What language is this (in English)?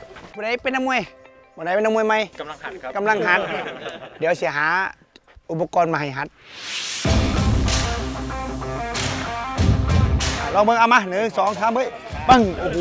Thai